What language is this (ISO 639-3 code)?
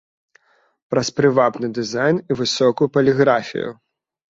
bel